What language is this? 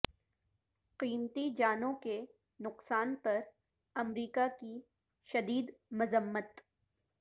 Urdu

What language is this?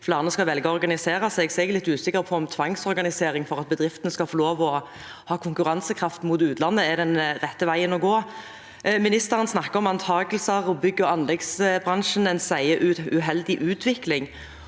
Norwegian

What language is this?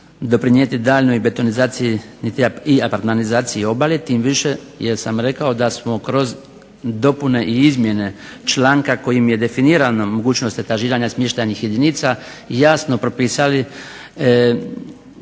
Croatian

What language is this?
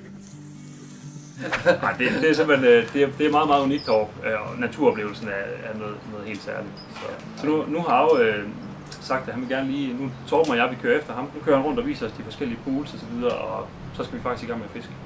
Danish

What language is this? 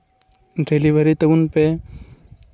Santali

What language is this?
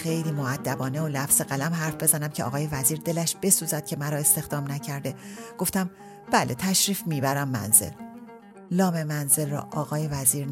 Persian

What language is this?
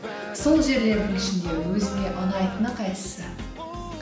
Kazakh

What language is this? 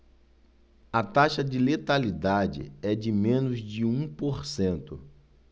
Portuguese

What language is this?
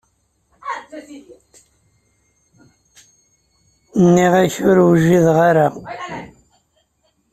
Kabyle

